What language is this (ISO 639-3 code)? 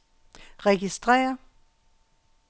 dan